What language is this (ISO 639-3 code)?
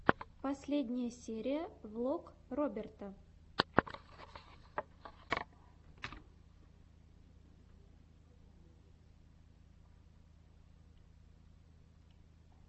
rus